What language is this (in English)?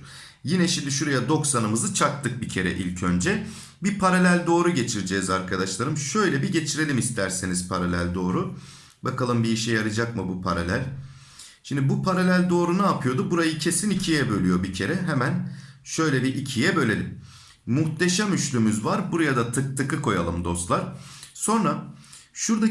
Turkish